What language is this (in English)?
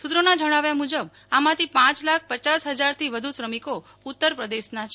Gujarati